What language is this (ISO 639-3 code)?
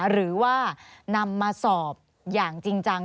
tha